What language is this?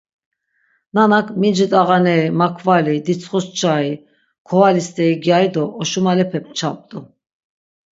Laz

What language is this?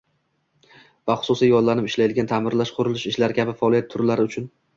Uzbek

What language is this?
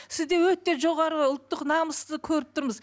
Kazakh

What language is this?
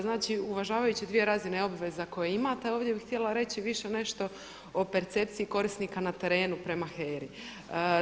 Croatian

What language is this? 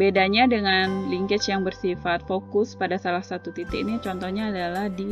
Indonesian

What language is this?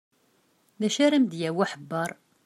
Kabyle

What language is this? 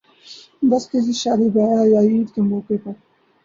Urdu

